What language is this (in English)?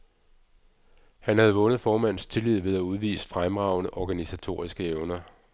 Danish